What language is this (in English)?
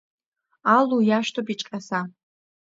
Abkhazian